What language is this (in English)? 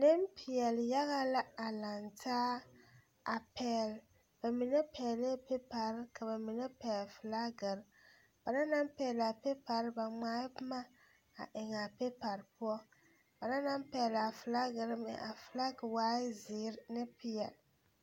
Southern Dagaare